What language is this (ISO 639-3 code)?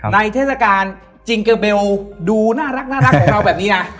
tha